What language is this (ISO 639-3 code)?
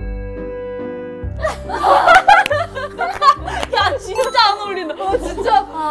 kor